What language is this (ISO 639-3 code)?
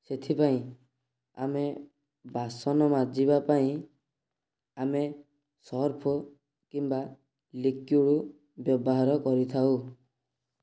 ori